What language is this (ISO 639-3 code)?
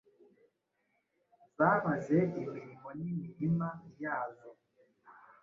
kin